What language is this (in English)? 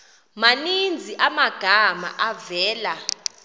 Xhosa